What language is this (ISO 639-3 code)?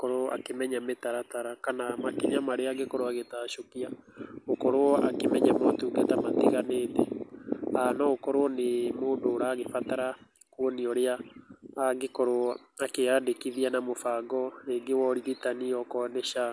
kik